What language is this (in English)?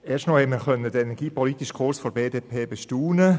Swiss German